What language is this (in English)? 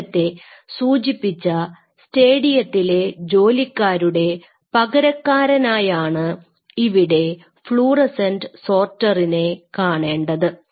Malayalam